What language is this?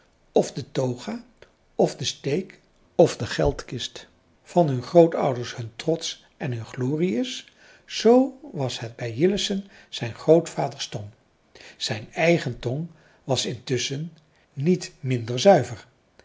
Dutch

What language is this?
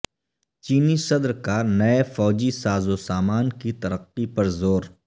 Urdu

